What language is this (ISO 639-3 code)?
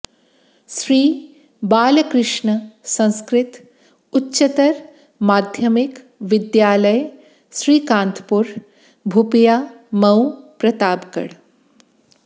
san